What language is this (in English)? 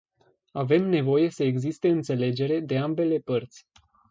Romanian